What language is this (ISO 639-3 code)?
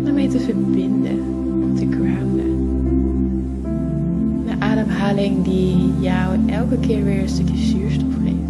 nld